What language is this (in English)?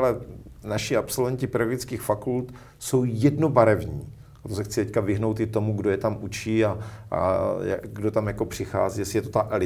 Czech